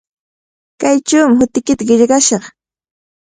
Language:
Cajatambo North Lima Quechua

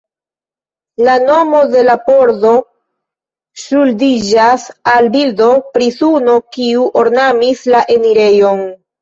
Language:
Esperanto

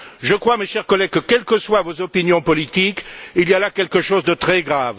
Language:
French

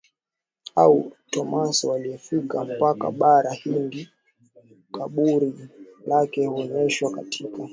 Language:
Swahili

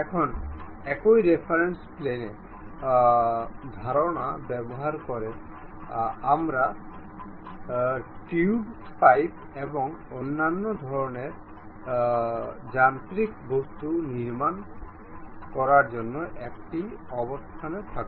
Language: Bangla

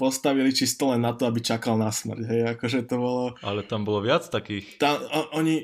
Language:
Slovak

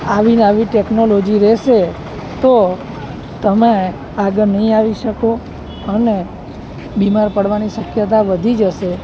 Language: Gujarati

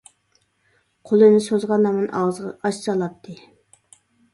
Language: Uyghur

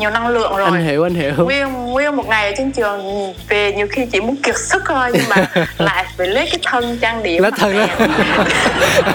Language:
Vietnamese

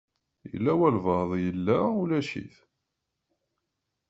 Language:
Kabyle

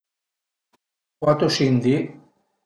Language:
Piedmontese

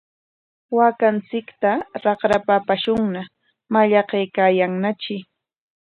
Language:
Corongo Ancash Quechua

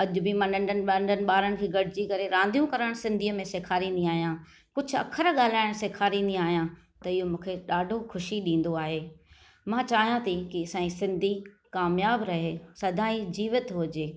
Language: Sindhi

